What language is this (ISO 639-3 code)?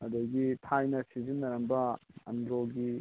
mni